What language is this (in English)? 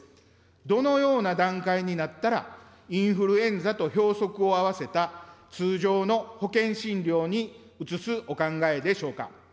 Japanese